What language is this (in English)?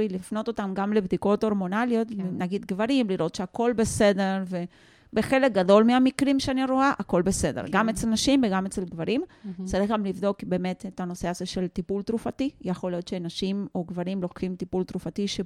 Hebrew